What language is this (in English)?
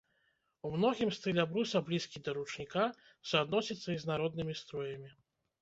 Belarusian